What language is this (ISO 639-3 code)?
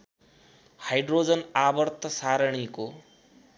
nep